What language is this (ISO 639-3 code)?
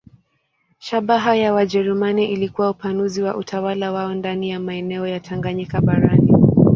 swa